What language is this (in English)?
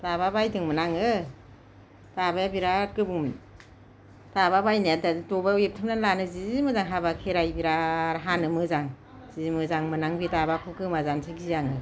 Bodo